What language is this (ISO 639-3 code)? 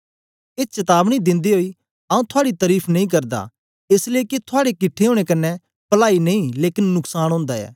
doi